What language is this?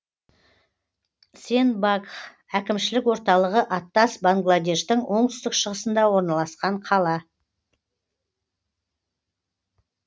Kazakh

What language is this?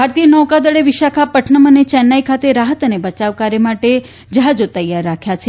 Gujarati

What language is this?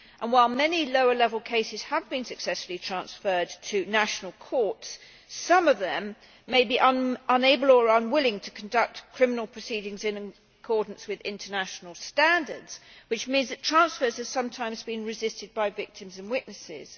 English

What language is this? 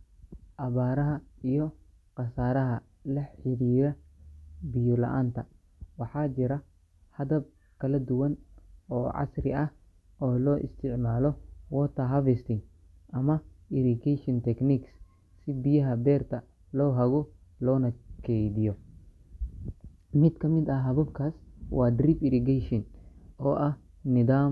Somali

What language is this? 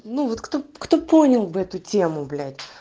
Russian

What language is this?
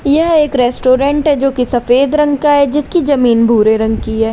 Hindi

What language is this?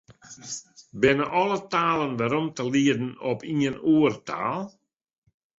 Western Frisian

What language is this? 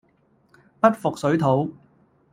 Cantonese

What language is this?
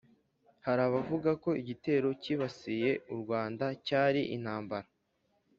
Kinyarwanda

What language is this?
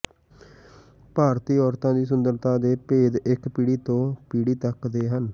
Punjabi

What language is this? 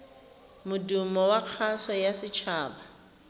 Tswana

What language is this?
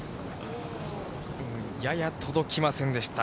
Japanese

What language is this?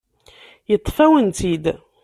Kabyle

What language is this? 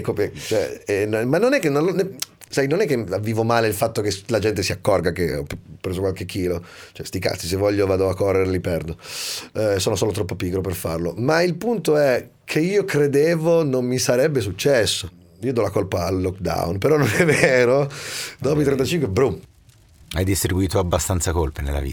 Italian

